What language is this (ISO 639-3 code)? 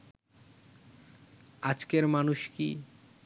ben